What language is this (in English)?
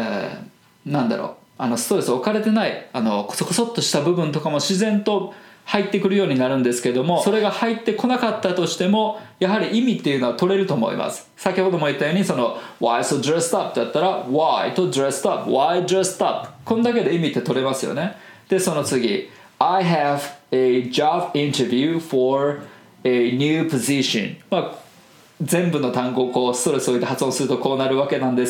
Japanese